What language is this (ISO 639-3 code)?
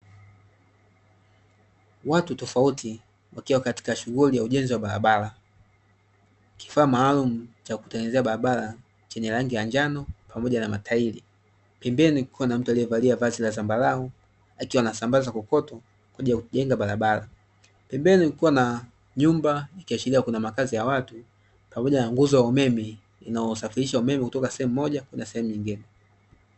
swa